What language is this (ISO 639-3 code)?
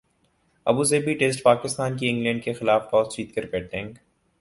urd